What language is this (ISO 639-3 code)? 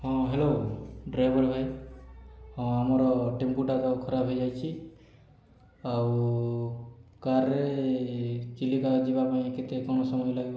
ori